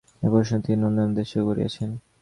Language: Bangla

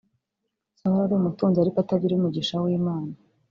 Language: Kinyarwanda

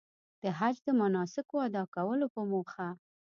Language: Pashto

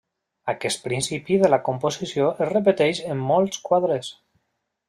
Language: Catalan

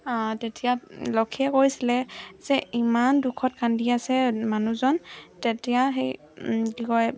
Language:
Assamese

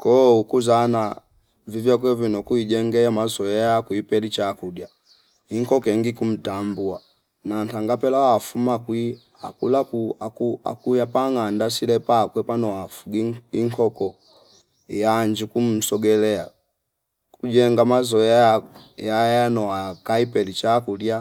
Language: Fipa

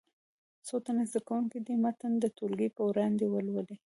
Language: Pashto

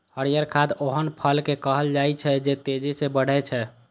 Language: Maithili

